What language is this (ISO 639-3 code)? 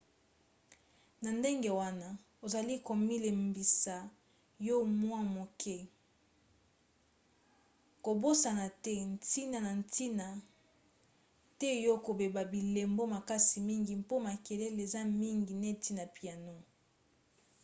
lin